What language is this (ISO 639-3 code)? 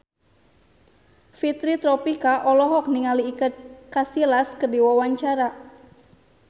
sun